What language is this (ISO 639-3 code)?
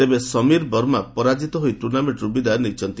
ori